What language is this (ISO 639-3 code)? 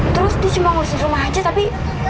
ind